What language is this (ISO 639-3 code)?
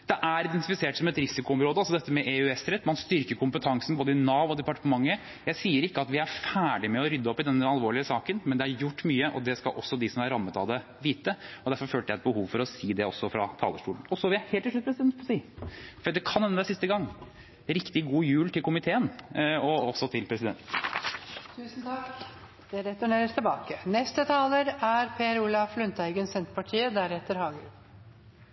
nor